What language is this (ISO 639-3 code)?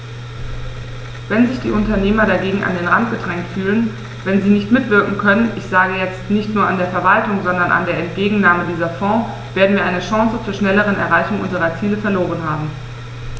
deu